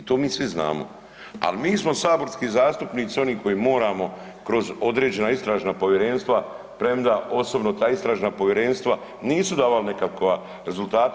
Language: Croatian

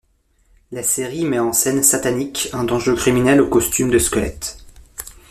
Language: French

